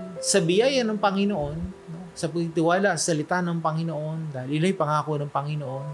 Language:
Filipino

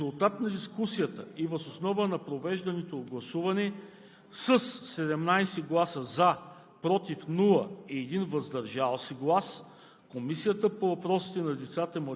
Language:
Bulgarian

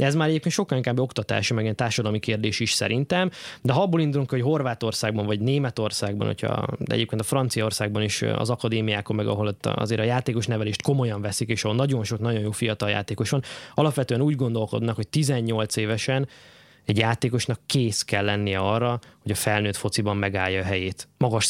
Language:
Hungarian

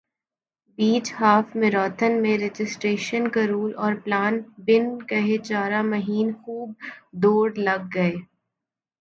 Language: Urdu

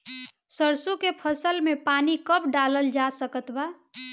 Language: Bhojpuri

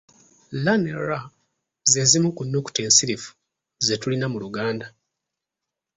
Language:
Ganda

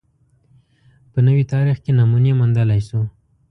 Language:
Pashto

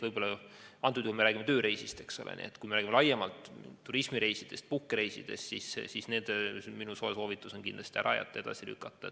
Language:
Estonian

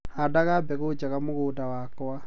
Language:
Kikuyu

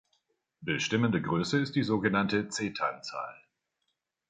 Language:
German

